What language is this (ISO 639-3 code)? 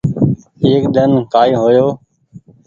gig